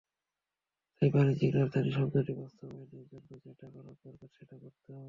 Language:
Bangla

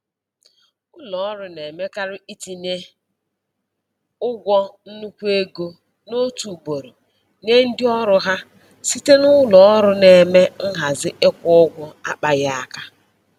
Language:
Igbo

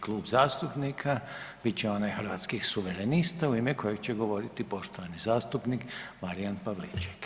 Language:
Croatian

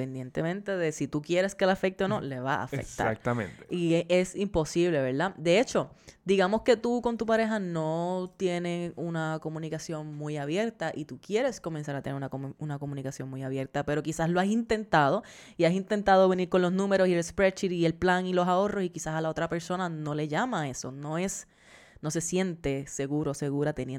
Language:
Spanish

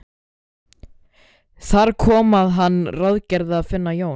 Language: Icelandic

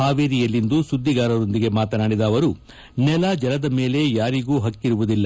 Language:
Kannada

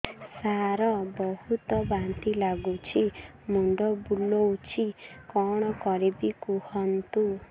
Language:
Odia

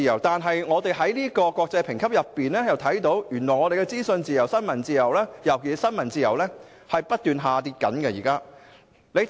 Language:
Cantonese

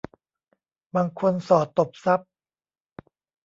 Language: Thai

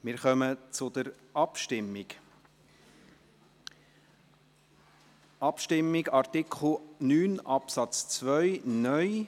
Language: Swiss German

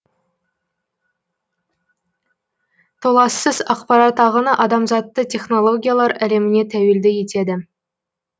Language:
Kazakh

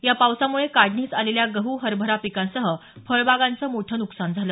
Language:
Marathi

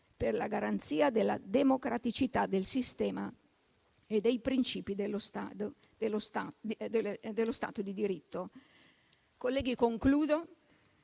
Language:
Italian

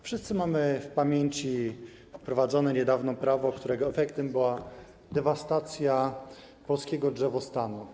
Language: Polish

